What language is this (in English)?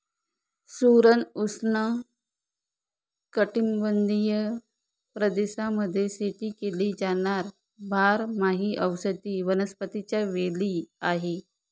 Marathi